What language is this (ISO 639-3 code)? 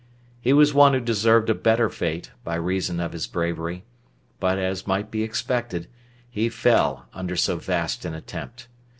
eng